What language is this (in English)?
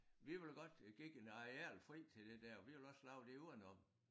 Danish